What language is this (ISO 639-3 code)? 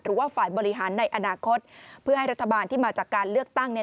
tha